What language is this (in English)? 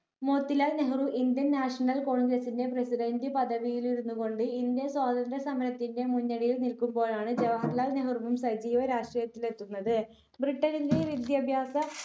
Malayalam